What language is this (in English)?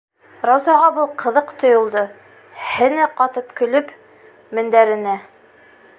Bashkir